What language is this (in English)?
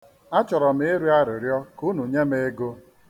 Igbo